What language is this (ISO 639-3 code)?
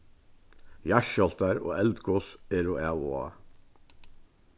fao